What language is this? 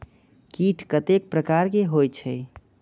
Maithili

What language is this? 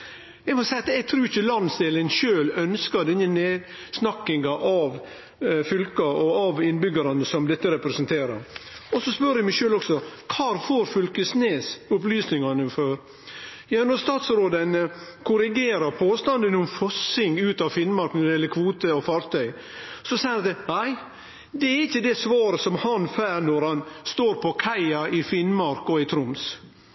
Norwegian Nynorsk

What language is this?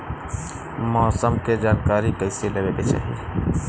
Bhojpuri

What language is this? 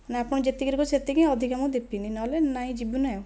Odia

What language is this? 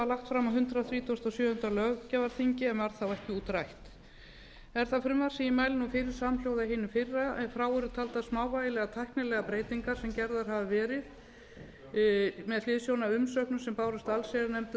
Icelandic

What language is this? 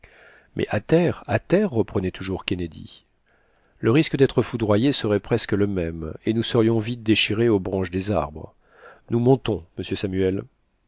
French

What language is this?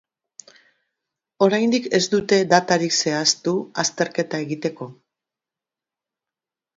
Basque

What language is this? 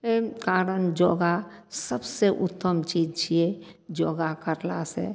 Maithili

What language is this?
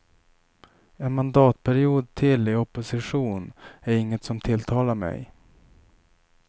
Swedish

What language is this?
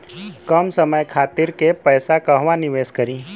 Bhojpuri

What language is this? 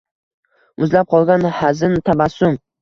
Uzbek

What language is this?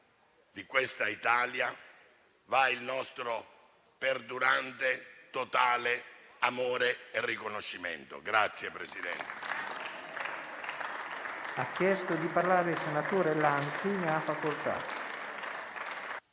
Italian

